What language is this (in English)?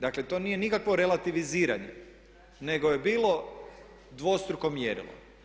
Croatian